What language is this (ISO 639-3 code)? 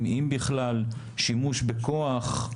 heb